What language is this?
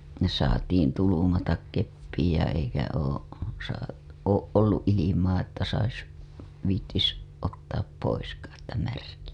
Finnish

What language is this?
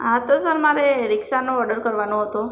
Gujarati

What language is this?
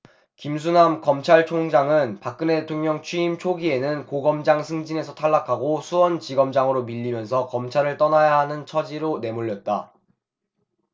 Korean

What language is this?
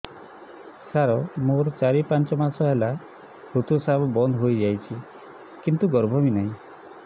Odia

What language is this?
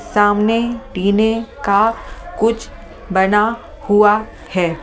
Hindi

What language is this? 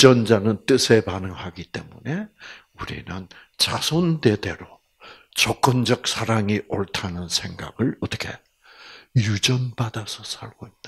Korean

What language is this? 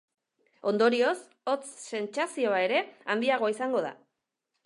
Basque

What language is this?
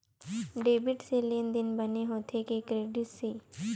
Chhattisgarhi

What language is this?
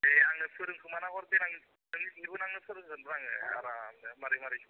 Bodo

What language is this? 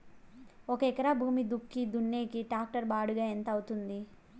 Telugu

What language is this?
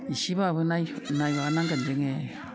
Bodo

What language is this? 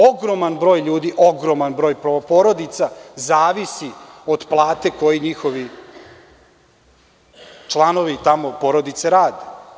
Serbian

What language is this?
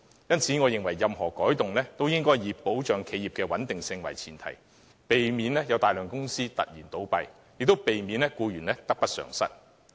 Cantonese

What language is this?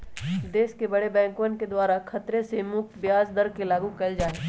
Magahi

